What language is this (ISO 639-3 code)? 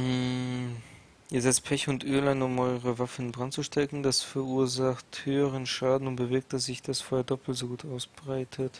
deu